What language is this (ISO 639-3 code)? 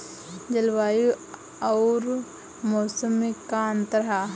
bho